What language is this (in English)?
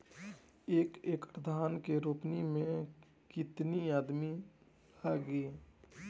Bhojpuri